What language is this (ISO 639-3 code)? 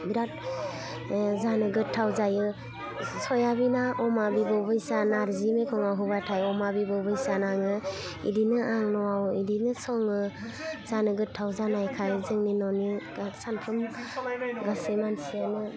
brx